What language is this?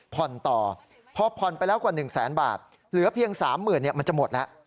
Thai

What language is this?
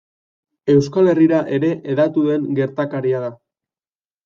Basque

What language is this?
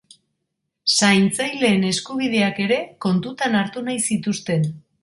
Basque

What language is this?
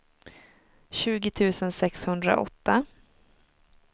Swedish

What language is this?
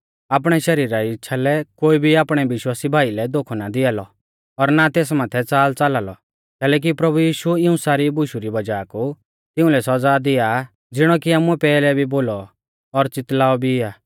Mahasu Pahari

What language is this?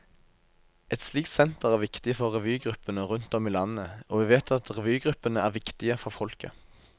Norwegian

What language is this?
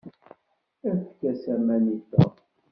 Kabyle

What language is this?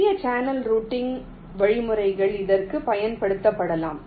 Tamil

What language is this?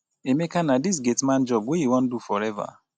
Nigerian Pidgin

